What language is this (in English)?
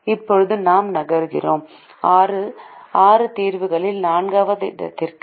Tamil